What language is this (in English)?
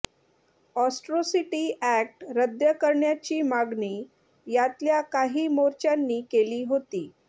Marathi